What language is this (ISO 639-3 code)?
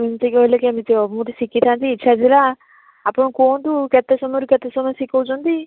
ori